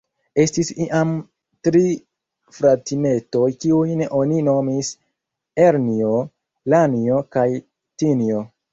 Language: Esperanto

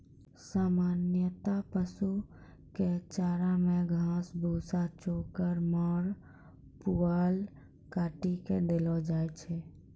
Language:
Maithili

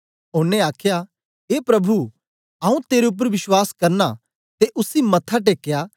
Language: Dogri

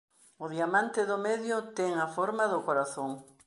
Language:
Galician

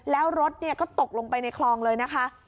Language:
Thai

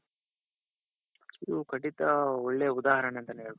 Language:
Kannada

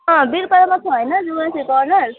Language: Nepali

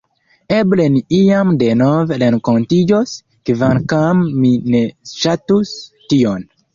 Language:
Esperanto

